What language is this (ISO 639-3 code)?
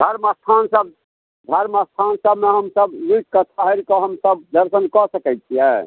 mai